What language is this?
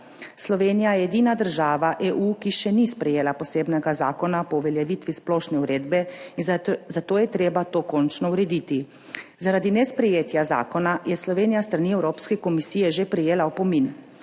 Slovenian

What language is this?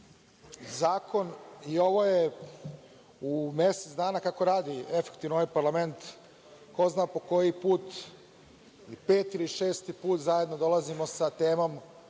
Serbian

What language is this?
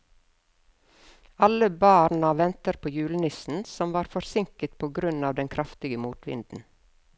Norwegian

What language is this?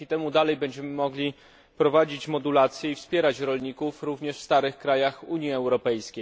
Polish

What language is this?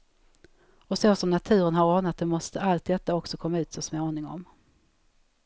Swedish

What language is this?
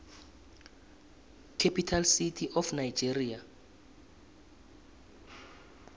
South Ndebele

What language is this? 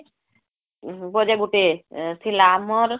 Odia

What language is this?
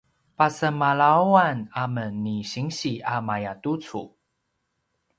Paiwan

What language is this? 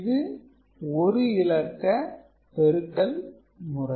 Tamil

